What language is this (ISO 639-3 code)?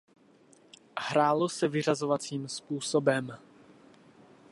ces